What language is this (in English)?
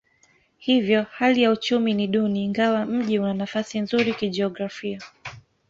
Swahili